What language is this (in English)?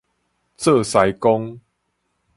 Min Nan Chinese